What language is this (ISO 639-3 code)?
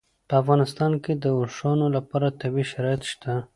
pus